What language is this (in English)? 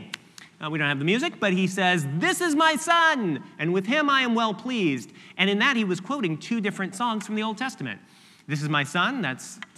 English